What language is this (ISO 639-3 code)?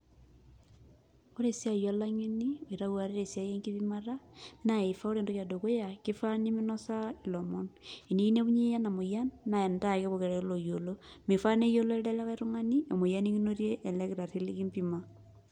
mas